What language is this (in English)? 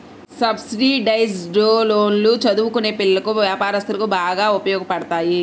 Telugu